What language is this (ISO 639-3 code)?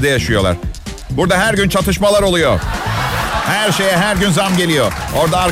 tur